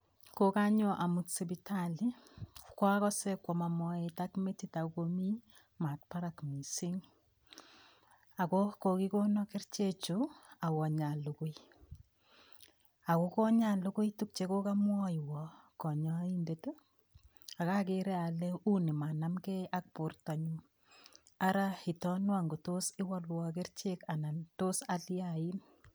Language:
Kalenjin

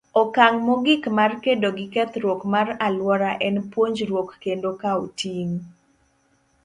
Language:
Luo (Kenya and Tanzania)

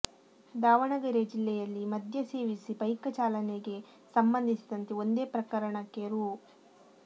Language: Kannada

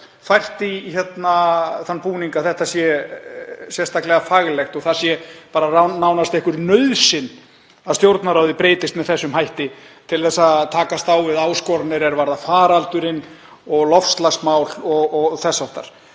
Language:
Icelandic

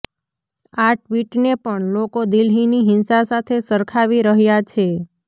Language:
Gujarati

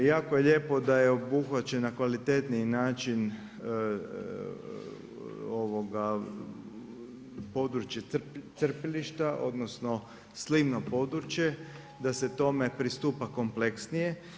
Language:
Croatian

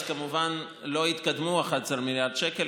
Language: Hebrew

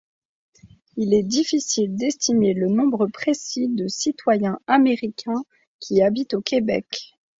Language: French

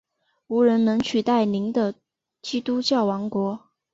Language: Chinese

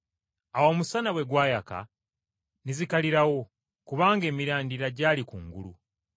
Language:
Ganda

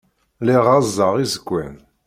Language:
Kabyle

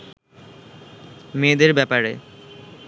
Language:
Bangla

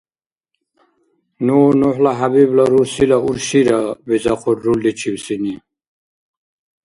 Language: Dargwa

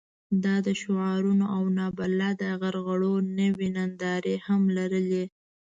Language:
Pashto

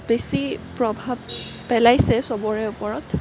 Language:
Assamese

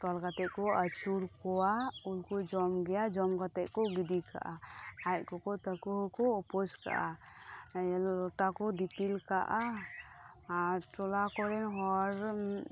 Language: Santali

